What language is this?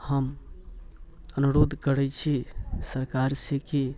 Maithili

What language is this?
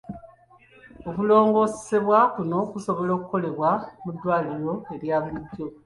Ganda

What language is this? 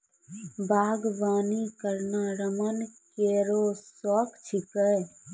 Maithili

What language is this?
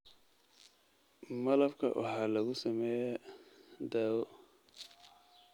Somali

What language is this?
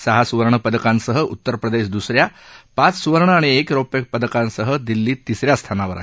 Marathi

